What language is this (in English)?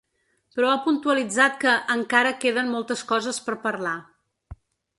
Catalan